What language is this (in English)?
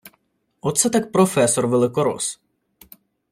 Ukrainian